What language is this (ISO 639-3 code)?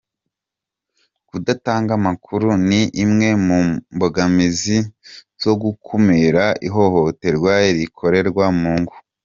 kin